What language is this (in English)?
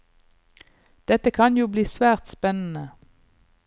Norwegian